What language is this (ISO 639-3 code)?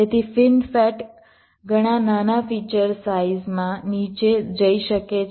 guj